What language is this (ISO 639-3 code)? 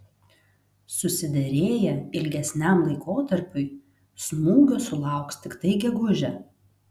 lit